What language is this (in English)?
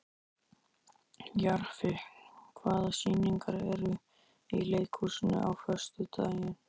Icelandic